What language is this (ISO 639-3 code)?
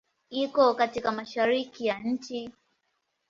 swa